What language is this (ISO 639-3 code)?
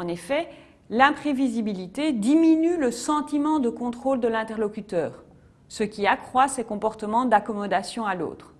fra